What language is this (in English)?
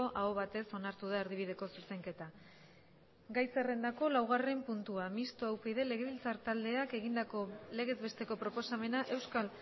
Basque